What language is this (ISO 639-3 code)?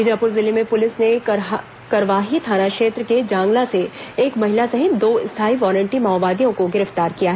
hin